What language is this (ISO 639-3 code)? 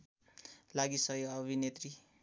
nep